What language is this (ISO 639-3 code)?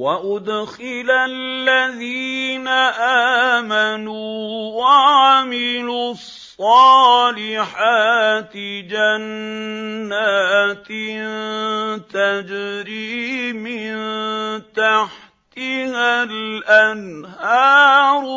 ara